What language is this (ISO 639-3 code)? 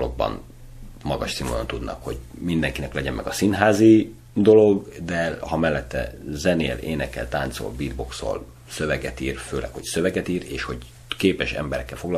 hun